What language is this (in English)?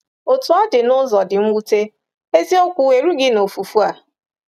Igbo